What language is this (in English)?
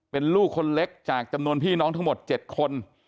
Thai